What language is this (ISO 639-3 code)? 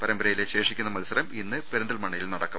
mal